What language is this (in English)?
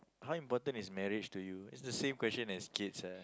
English